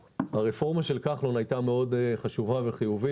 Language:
Hebrew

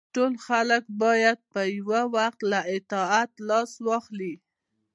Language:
Pashto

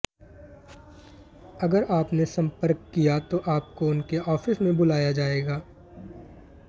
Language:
Hindi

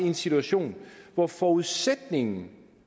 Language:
Danish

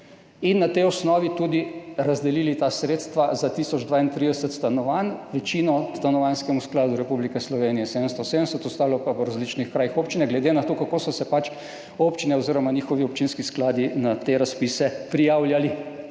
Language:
Slovenian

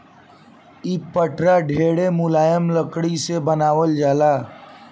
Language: Bhojpuri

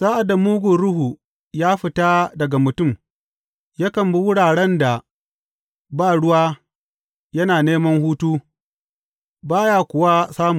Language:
Hausa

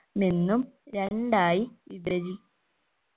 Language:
Malayalam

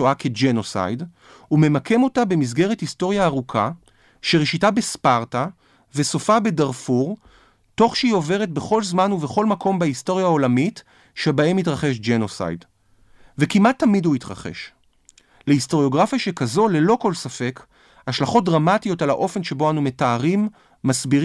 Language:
Hebrew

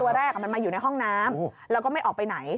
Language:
Thai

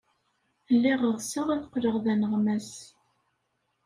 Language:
Kabyle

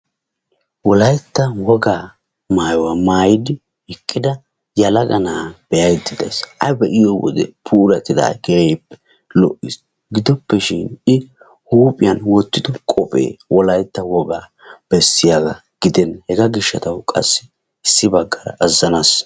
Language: Wolaytta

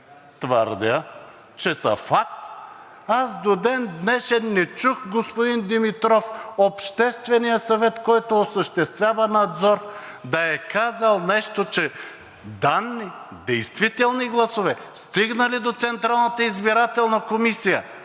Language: Bulgarian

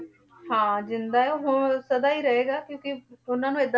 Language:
Punjabi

